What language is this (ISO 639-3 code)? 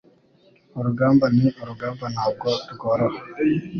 kin